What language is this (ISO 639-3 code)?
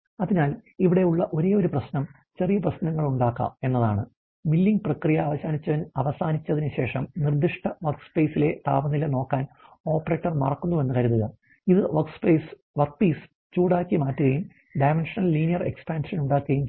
mal